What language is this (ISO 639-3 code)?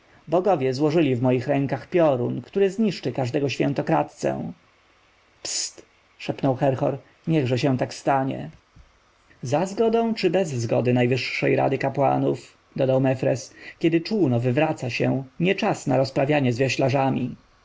pol